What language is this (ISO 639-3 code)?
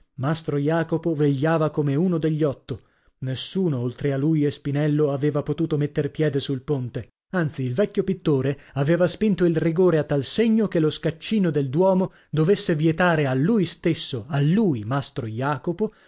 ita